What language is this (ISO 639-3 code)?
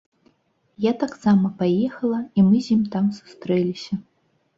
bel